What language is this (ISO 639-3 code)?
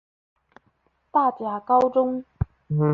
zho